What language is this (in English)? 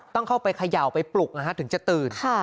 Thai